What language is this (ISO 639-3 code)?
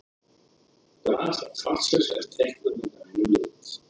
isl